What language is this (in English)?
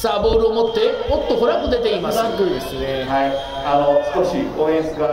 Japanese